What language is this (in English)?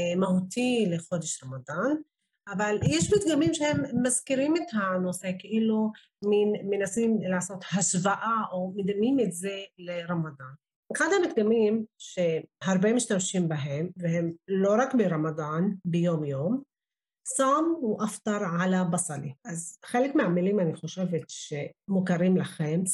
Hebrew